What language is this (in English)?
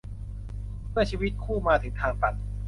Thai